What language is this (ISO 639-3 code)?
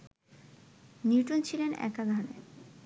ben